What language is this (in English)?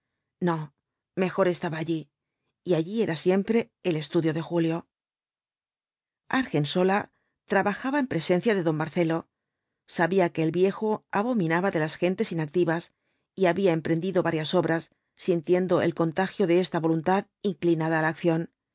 Spanish